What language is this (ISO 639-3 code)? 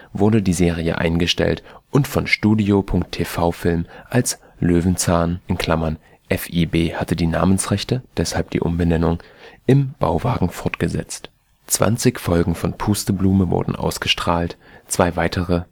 deu